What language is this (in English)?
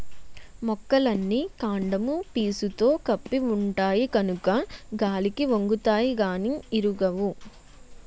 Telugu